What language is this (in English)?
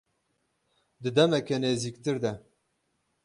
Kurdish